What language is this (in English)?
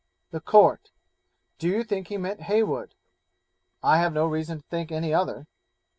English